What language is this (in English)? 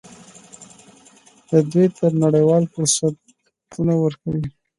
Pashto